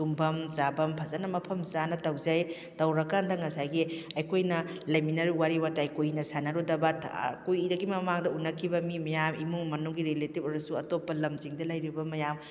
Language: Manipuri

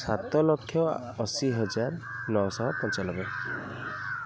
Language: Odia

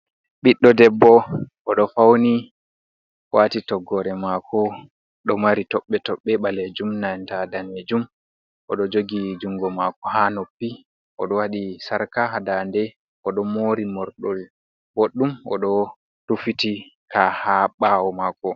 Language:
Fula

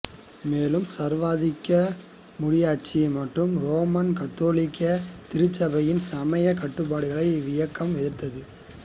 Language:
Tamil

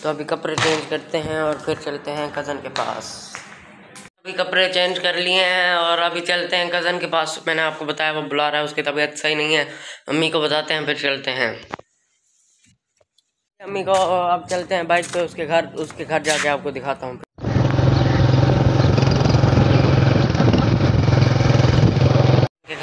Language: Hindi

